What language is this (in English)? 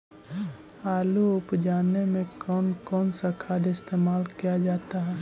Magahi